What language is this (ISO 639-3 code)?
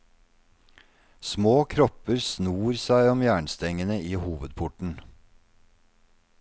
nor